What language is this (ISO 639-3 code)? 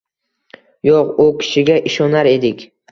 uzb